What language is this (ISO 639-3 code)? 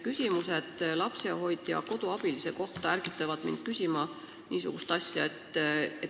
est